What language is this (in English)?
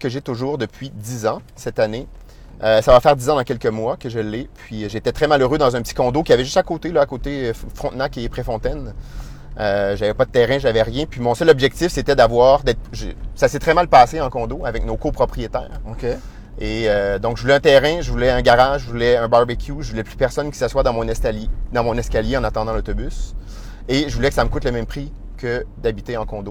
French